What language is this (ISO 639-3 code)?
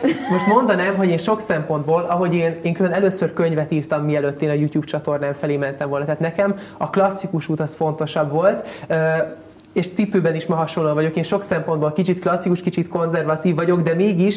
hun